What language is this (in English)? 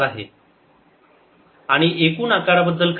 Marathi